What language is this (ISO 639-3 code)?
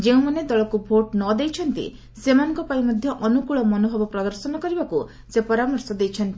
ori